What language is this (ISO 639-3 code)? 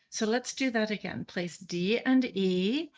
eng